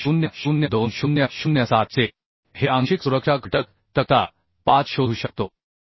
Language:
Marathi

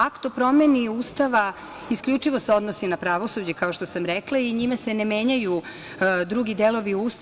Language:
Serbian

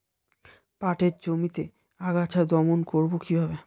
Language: Bangla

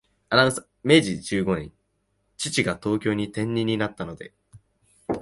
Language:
Japanese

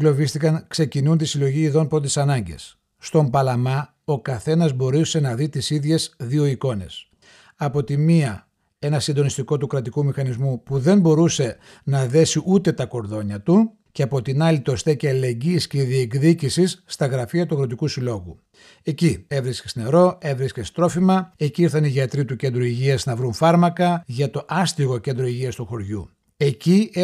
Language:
Greek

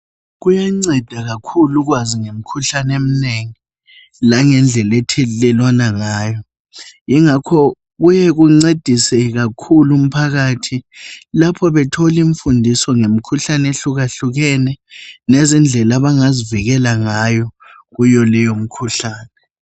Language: North Ndebele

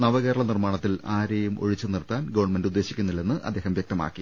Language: Malayalam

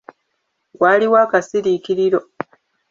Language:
Ganda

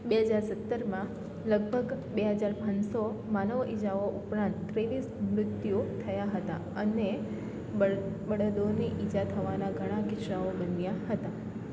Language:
Gujarati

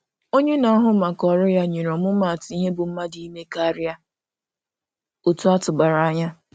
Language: Igbo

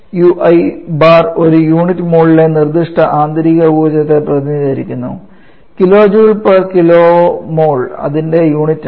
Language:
Malayalam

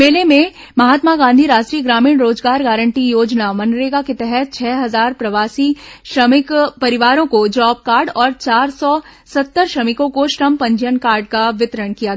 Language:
Hindi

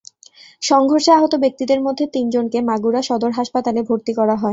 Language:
Bangla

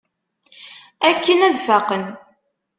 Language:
Kabyle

